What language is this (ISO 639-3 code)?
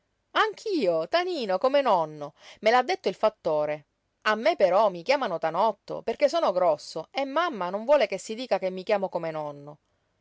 ita